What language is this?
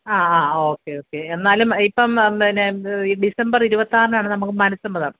Malayalam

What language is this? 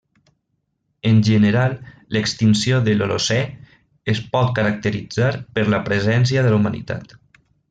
Catalan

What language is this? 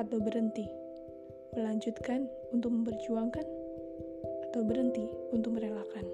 Indonesian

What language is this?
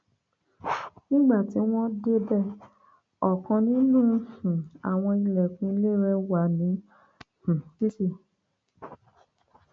Yoruba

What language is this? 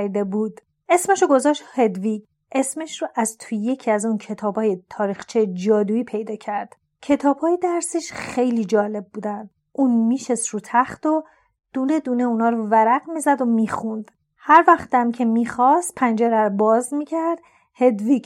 Persian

